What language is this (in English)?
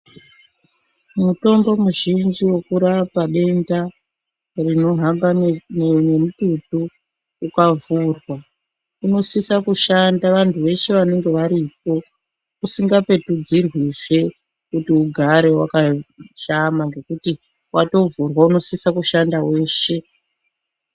Ndau